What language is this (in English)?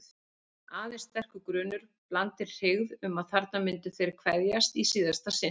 Icelandic